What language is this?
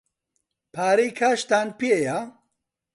Central Kurdish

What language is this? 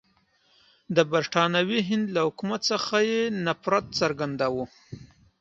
Pashto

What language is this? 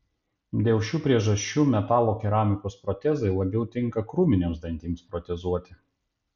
Lithuanian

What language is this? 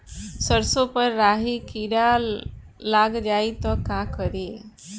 Bhojpuri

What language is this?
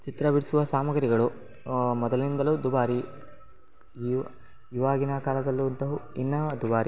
Kannada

